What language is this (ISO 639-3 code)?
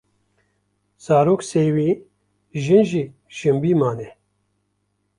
kur